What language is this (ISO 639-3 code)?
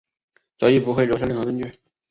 zho